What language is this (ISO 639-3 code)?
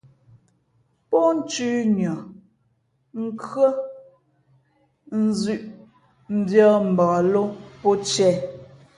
fmp